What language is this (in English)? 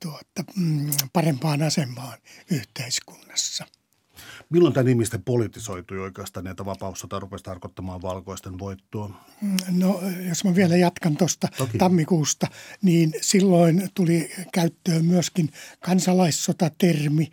Finnish